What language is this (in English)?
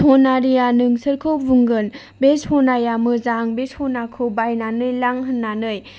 Bodo